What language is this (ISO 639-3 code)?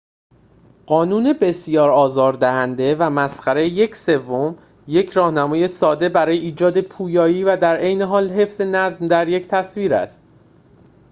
fas